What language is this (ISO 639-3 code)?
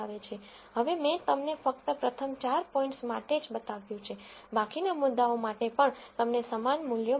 guj